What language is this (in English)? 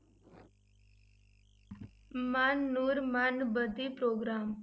Punjabi